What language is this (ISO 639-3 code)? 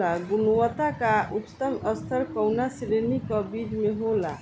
bho